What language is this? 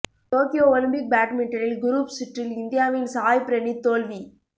Tamil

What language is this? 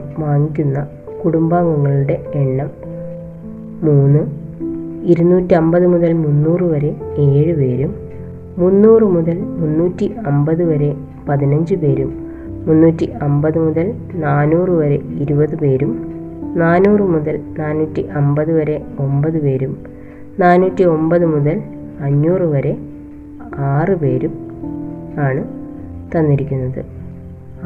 Malayalam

